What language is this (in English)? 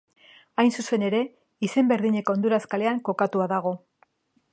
Basque